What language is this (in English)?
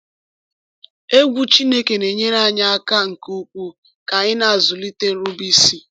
Igbo